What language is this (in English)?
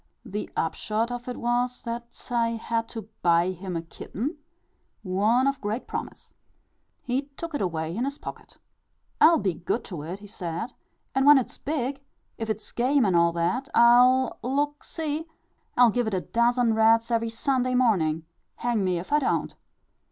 English